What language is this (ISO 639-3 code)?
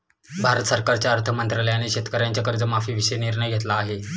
mar